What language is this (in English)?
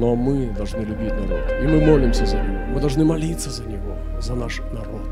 Russian